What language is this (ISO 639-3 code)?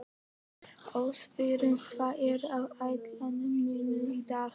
isl